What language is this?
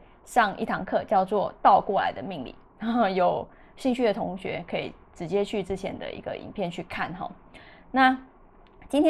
Chinese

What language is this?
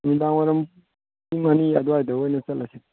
Manipuri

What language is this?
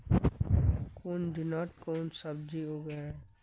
Magahi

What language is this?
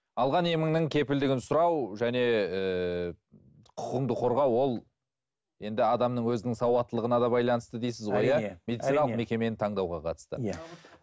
Kazakh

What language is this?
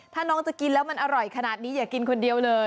Thai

